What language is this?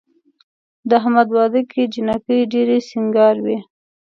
Pashto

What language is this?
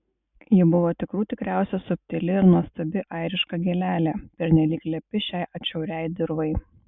Lithuanian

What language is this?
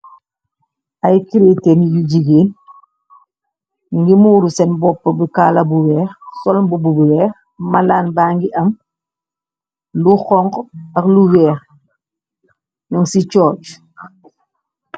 Wolof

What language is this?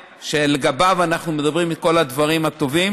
Hebrew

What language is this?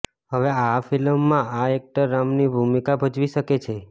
Gujarati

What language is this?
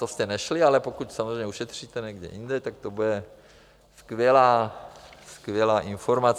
Czech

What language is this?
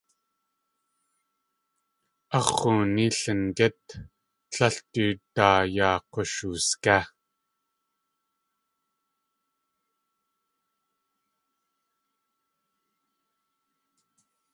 Tlingit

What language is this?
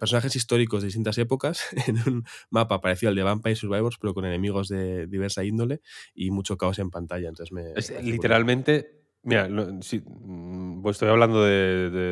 Spanish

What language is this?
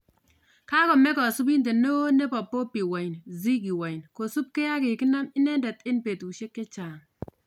Kalenjin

